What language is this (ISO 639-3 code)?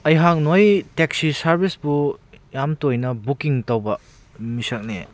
mni